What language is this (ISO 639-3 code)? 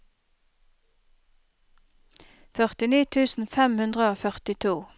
nor